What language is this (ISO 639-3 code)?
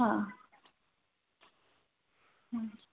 guj